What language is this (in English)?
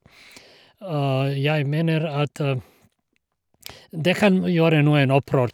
Norwegian